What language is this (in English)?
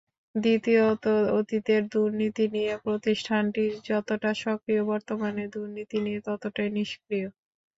Bangla